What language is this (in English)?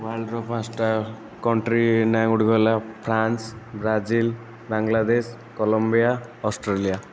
Odia